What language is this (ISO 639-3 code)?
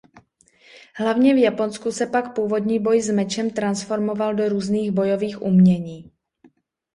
ces